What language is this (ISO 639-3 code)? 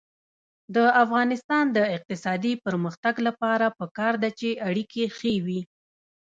pus